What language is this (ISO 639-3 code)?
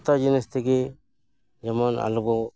sat